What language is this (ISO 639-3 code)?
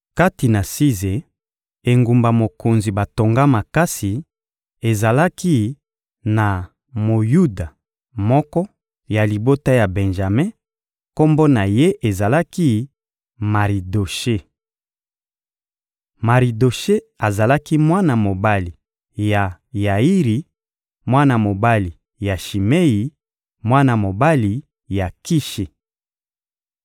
lin